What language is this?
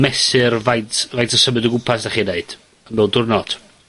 Welsh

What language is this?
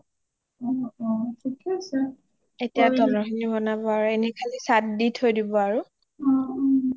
Assamese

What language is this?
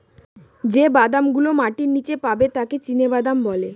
Bangla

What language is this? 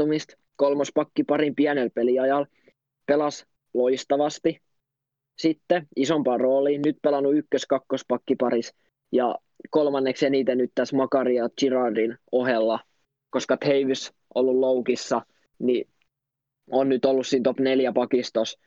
Finnish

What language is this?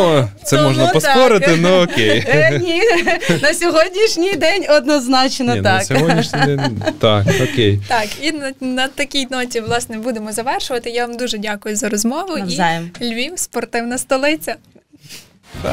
Ukrainian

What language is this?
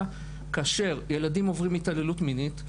Hebrew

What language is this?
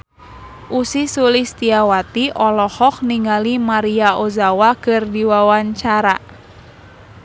Sundanese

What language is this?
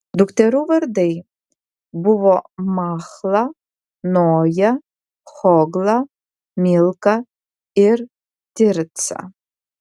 Lithuanian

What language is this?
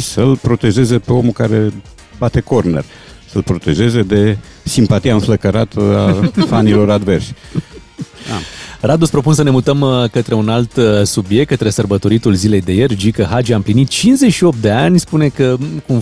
Romanian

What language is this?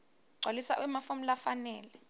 Swati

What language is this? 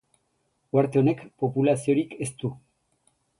Basque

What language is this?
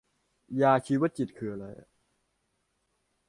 Thai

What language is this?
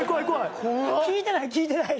Japanese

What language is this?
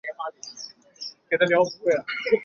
Chinese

